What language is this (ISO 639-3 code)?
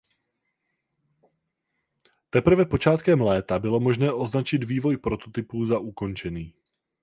ces